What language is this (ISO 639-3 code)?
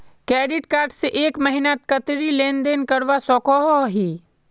mag